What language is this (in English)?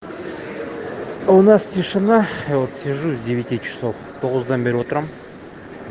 Russian